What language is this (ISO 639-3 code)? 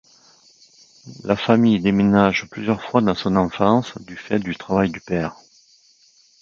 fra